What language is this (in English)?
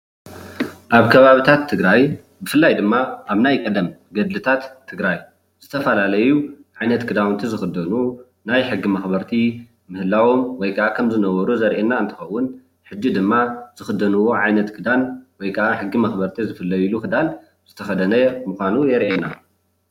Tigrinya